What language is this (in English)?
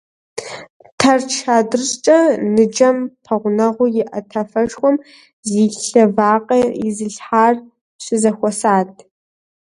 Kabardian